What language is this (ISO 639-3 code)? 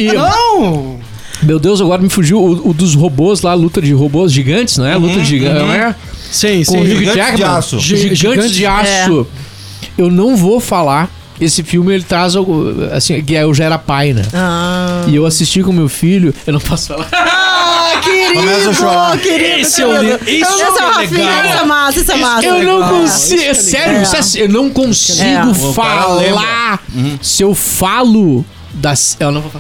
por